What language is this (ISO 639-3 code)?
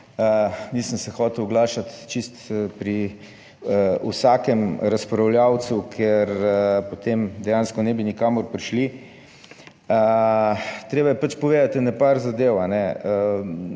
slv